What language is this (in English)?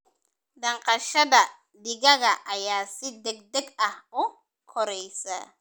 Somali